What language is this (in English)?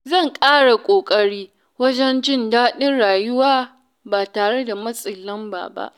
Hausa